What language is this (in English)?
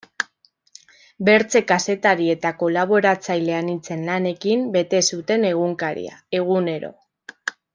Basque